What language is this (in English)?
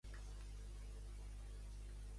Catalan